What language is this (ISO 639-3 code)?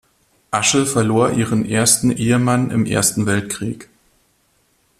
deu